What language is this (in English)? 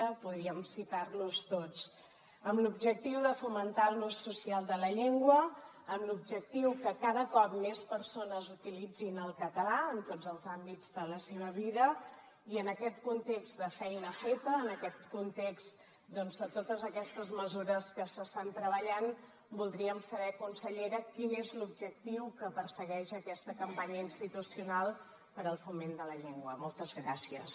Catalan